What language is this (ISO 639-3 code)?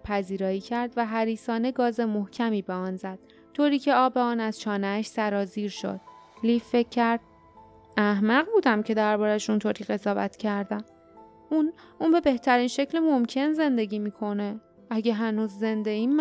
fas